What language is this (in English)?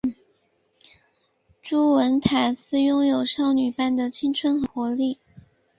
Chinese